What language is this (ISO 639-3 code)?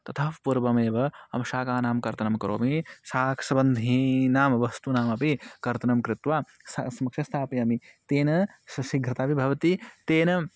san